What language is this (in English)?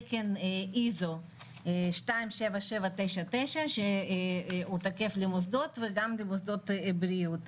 Hebrew